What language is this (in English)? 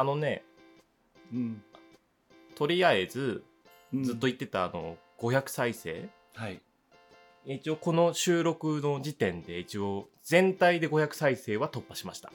Japanese